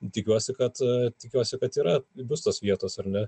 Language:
Lithuanian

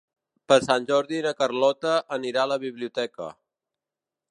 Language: Catalan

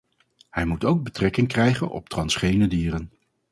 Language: Dutch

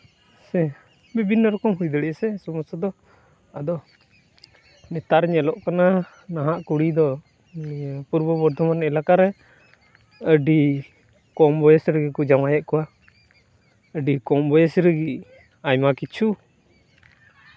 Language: Santali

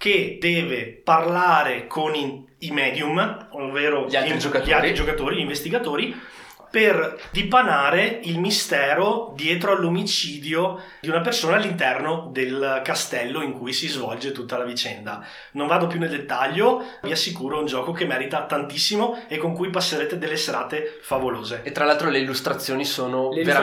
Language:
Italian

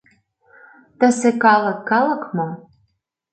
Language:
Mari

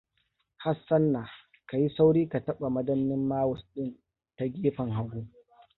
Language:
Hausa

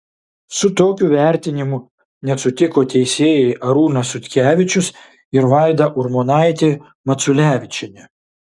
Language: Lithuanian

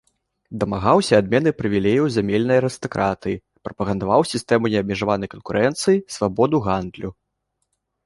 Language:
Belarusian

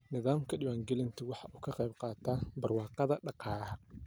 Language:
Somali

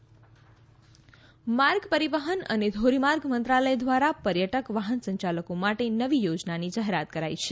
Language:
Gujarati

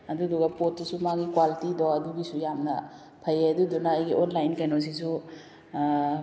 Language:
Manipuri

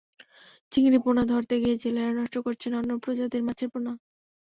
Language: Bangla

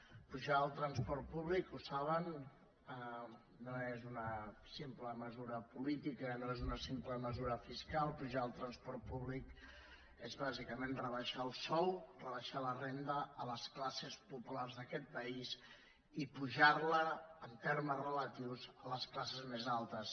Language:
Catalan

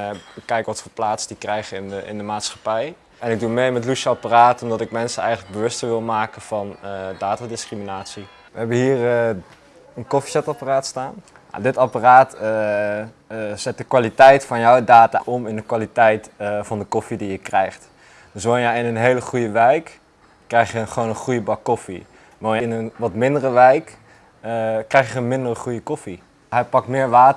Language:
Dutch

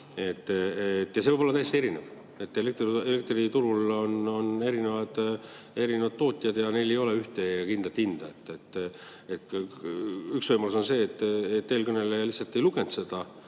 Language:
Estonian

